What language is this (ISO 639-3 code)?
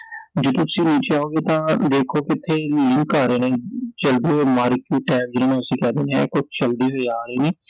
pan